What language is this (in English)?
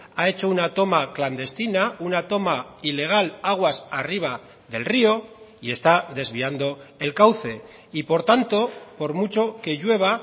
Spanish